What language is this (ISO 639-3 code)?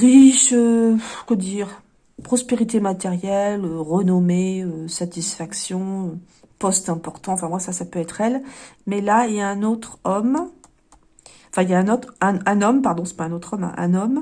fra